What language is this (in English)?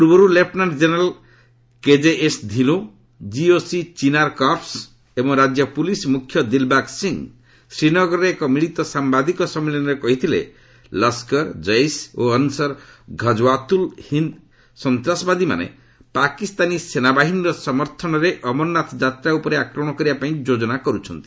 Odia